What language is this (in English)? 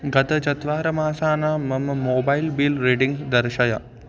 Sanskrit